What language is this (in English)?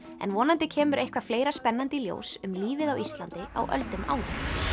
Icelandic